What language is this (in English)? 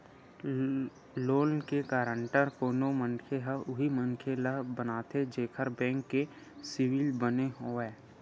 Chhattisgarhi